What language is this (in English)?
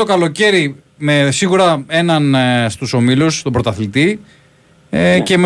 Greek